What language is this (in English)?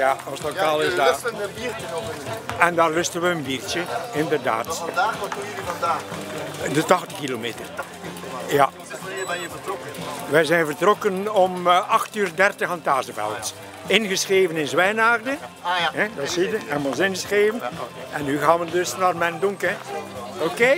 Dutch